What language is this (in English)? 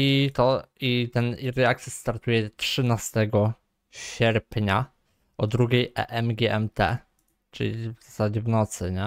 Polish